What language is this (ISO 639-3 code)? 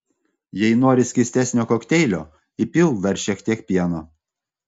lit